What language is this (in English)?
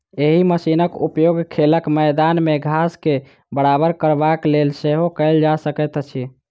Maithili